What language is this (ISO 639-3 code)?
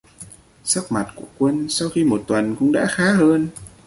vie